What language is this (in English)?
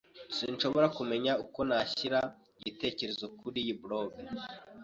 Kinyarwanda